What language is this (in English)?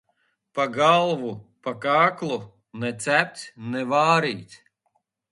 Latvian